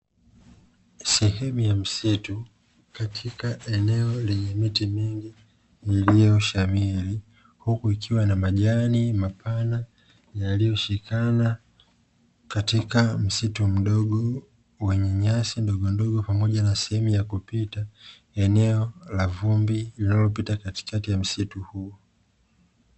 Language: Swahili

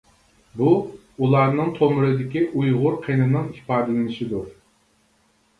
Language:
Uyghur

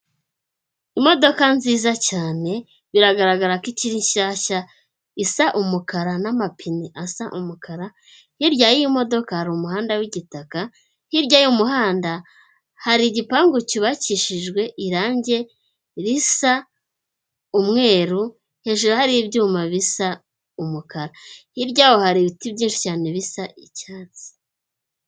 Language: Kinyarwanda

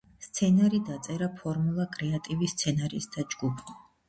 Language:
Georgian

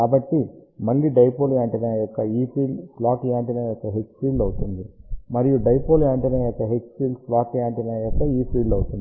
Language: Telugu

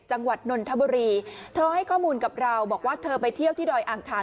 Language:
Thai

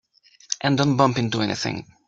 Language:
English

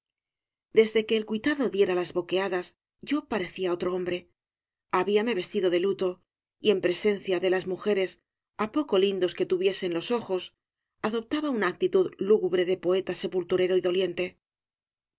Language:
Spanish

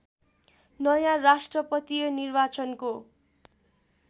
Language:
Nepali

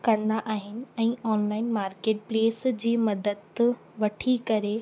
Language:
Sindhi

